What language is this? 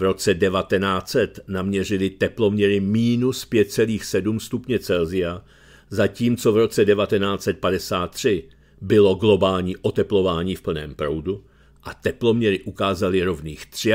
Czech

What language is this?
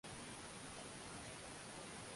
Swahili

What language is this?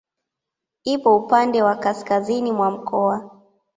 Swahili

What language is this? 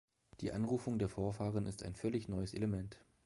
German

